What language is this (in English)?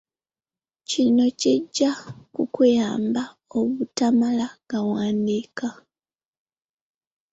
Ganda